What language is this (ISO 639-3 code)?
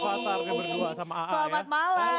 ind